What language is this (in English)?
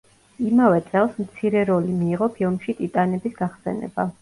Georgian